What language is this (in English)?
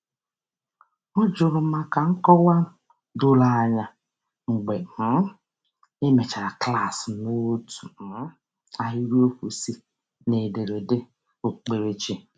Igbo